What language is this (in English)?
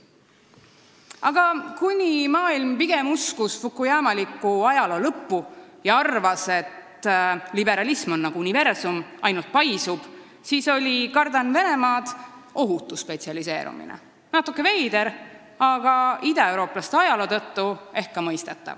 Estonian